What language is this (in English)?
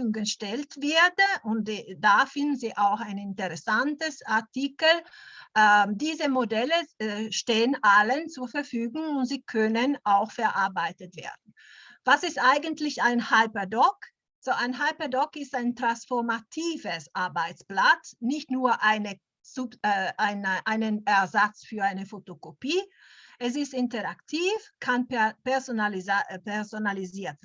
German